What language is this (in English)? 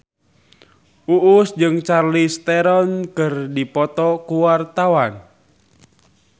Sundanese